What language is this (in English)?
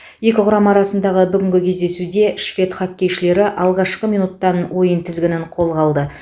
Kazakh